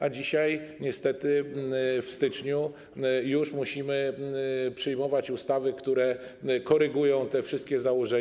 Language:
Polish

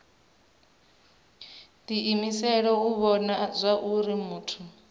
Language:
Venda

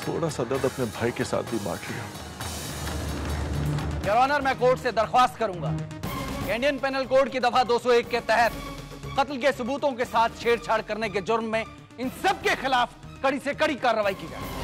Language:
Hindi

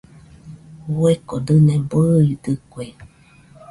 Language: Nüpode Huitoto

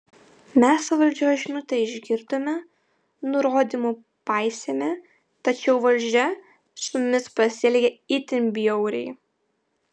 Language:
Lithuanian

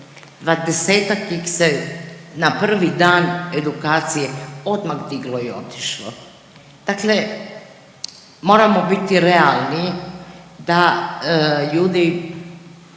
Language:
Croatian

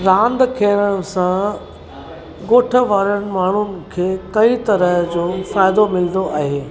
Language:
Sindhi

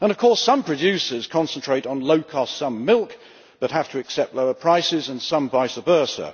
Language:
English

